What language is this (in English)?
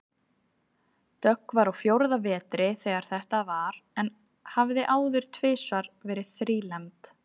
Icelandic